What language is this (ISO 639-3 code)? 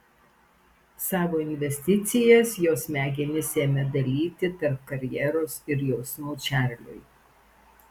lit